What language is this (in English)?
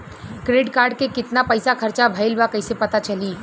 Bhojpuri